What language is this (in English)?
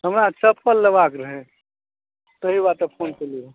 Maithili